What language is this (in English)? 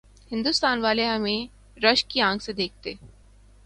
Urdu